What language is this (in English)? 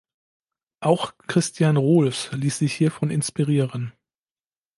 German